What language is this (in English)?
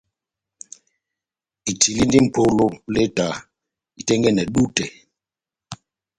Batanga